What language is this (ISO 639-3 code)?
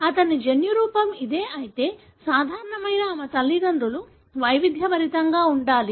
tel